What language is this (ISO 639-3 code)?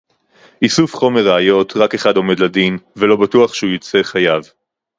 heb